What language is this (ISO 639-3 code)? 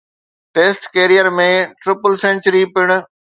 snd